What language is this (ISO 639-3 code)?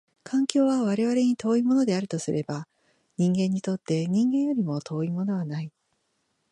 jpn